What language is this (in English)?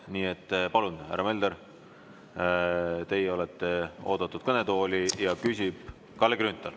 Estonian